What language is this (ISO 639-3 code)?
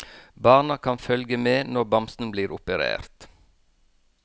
nor